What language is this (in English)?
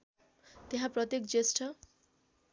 Nepali